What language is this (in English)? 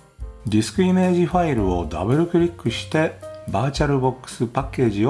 Japanese